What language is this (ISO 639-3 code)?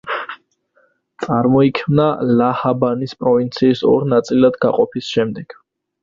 kat